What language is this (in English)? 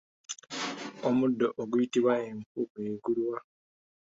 Ganda